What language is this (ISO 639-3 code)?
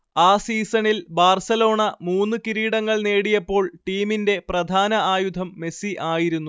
mal